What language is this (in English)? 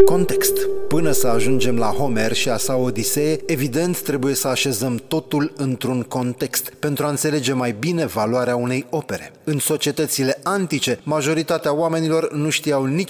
Romanian